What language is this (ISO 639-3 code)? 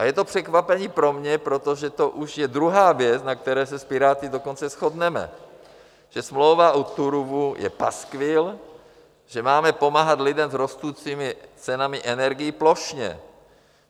ces